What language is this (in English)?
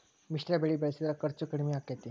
Kannada